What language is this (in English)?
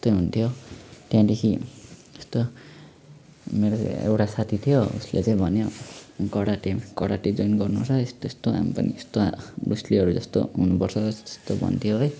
Nepali